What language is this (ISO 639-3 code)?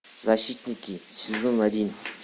rus